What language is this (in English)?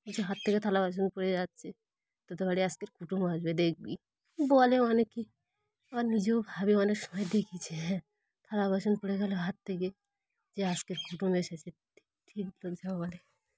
Bangla